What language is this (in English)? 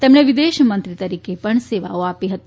Gujarati